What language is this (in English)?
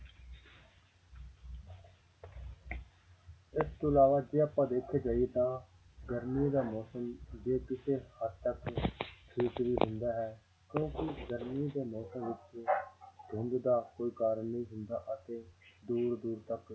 Punjabi